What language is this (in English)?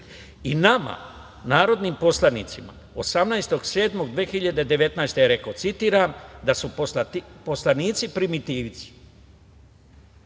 Serbian